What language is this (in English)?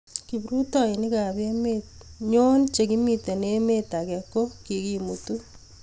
Kalenjin